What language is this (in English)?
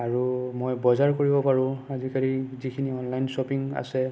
Assamese